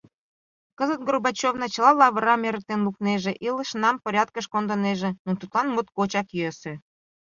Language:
Mari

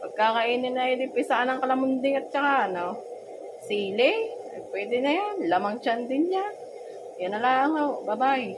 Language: Filipino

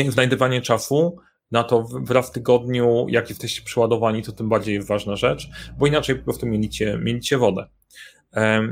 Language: Polish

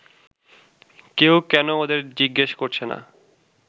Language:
Bangla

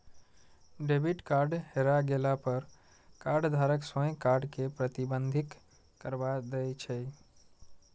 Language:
Maithili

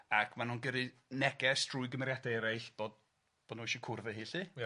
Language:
Welsh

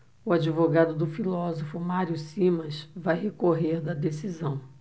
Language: Portuguese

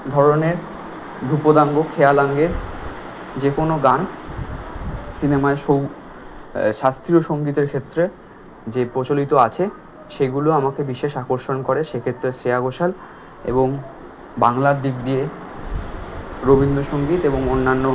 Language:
Bangla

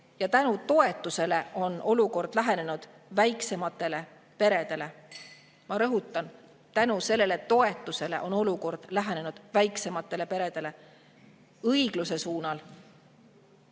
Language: Estonian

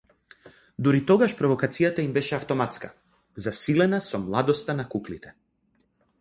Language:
Macedonian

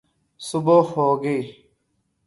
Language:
Urdu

